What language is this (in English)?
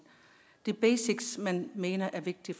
Danish